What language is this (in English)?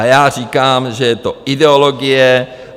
Czech